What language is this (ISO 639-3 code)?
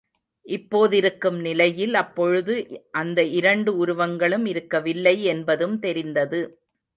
tam